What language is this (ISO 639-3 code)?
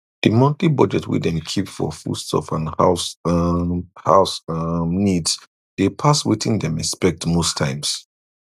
pcm